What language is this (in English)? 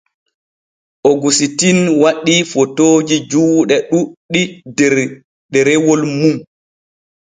Borgu Fulfulde